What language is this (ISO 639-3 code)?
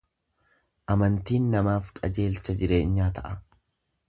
orm